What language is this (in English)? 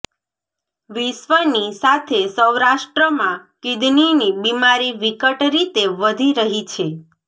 Gujarati